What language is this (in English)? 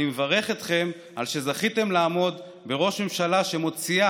Hebrew